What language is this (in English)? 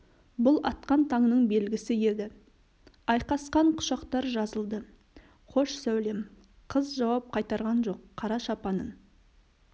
Kazakh